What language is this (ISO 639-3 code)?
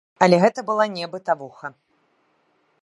bel